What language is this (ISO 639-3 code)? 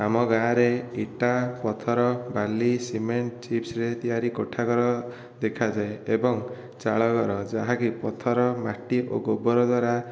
ori